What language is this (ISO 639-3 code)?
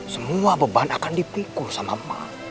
ind